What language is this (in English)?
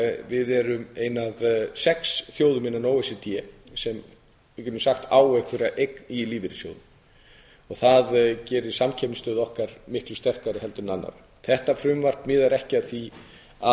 Icelandic